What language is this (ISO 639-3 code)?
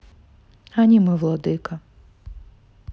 rus